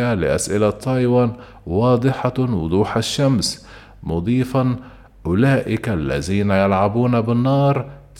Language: Arabic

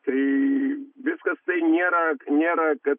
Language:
Lithuanian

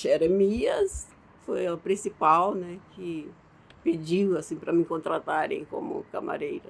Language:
Portuguese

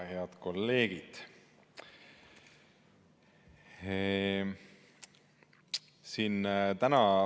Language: Estonian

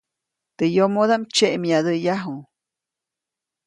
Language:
Copainalá Zoque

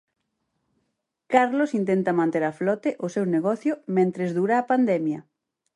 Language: Galician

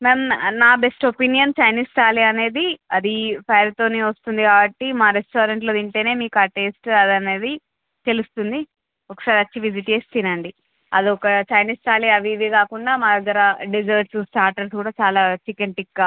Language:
Telugu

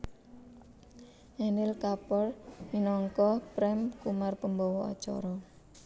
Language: Javanese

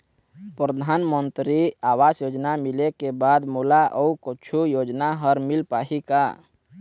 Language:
Chhattisgarhi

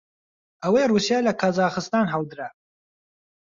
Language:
Central Kurdish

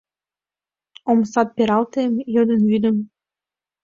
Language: Mari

